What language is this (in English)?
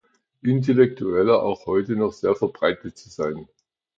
German